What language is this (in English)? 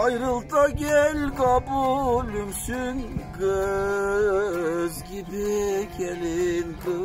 Turkish